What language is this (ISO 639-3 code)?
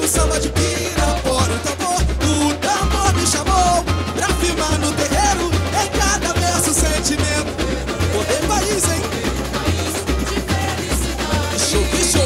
ron